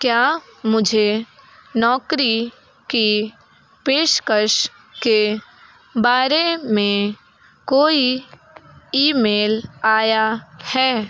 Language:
Hindi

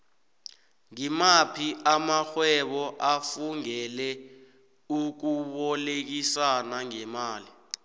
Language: South Ndebele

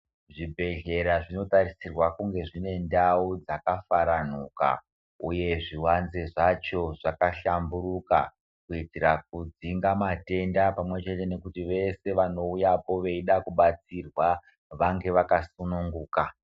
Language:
Ndau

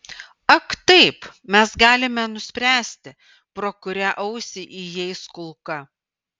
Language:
Lithuanian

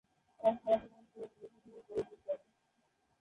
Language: Bangla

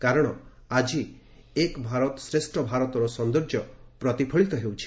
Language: Odia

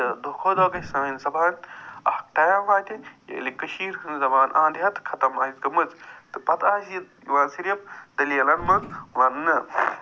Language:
Kashmiri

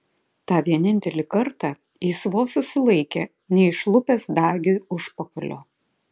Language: Lithuanian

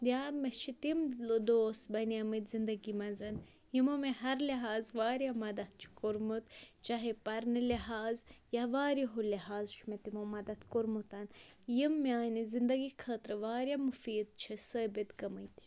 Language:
Kashmiri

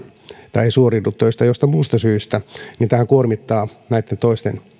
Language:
Finnish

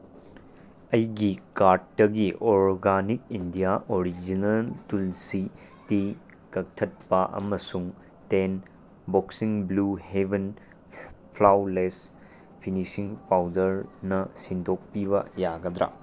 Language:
Manipuri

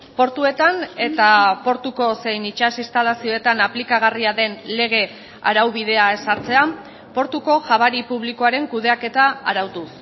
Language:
Basque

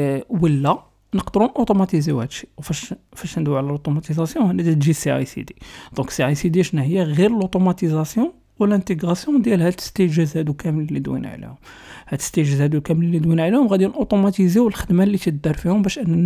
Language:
Arabic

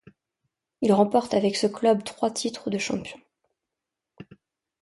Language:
French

